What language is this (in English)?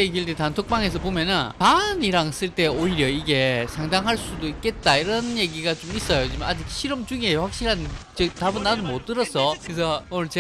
Korean